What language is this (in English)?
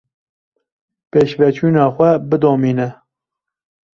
Kurdish